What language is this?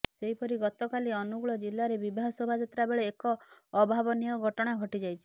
Odia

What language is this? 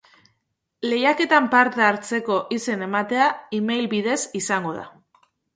Basque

